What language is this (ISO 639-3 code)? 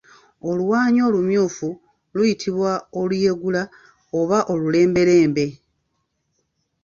lug